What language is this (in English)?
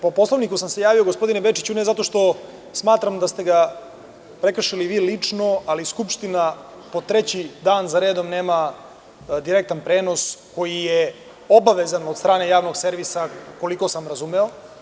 Serbian